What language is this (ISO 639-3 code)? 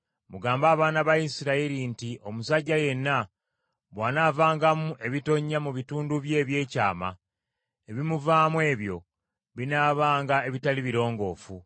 lug